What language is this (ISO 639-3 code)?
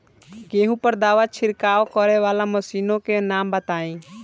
bho